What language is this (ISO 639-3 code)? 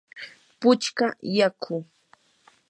qur